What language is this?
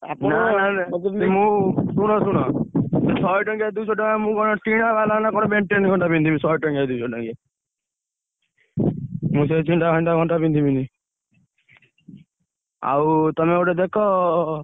Odia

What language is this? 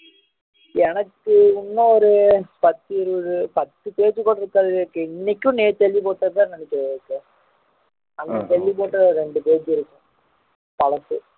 Tamil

